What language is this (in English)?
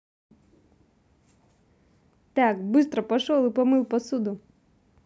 Russian